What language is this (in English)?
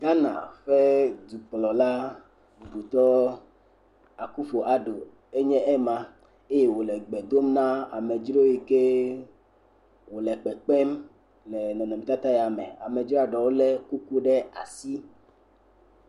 Ewe